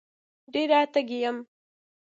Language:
Pashto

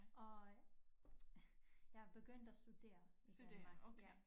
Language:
Danish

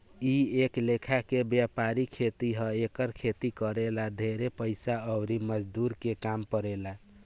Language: Bhojpuri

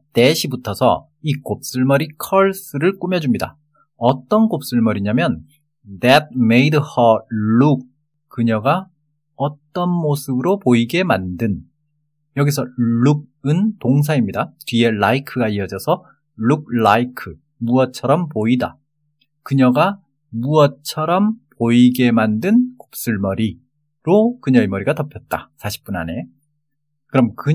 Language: Korean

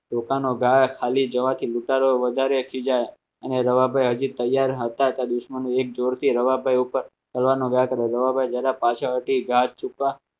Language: Gujarati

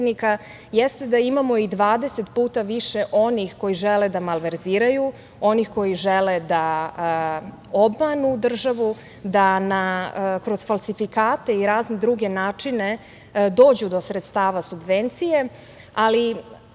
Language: Serbian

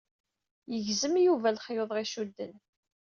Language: Kabyle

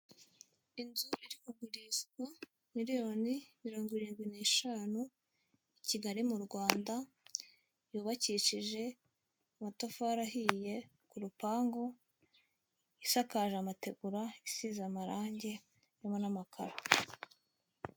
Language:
Kinyarwanda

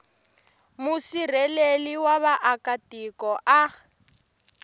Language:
Tsonga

